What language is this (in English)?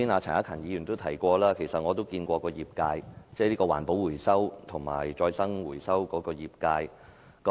Cantonese